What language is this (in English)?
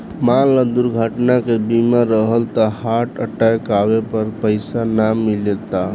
Bhojpuri